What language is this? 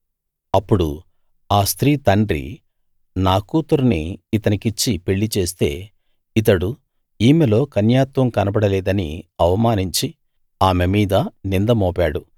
Telugu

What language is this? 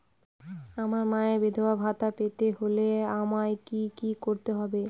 Bangla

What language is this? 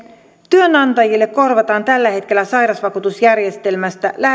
Finnish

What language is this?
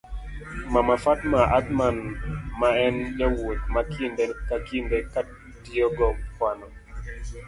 Luo (Kenya and Tanzania)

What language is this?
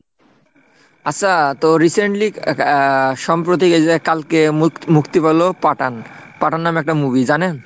Bangla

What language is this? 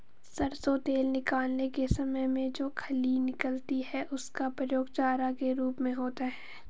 Hindi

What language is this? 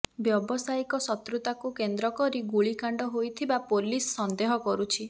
Odia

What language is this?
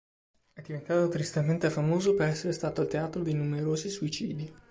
Italian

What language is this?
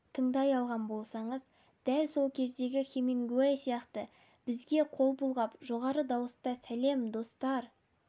Kazakh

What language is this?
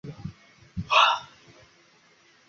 Chinese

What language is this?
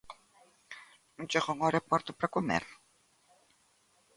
Galician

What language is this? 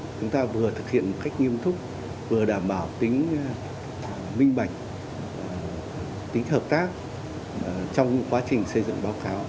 Vietnamese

